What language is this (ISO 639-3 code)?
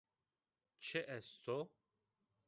zza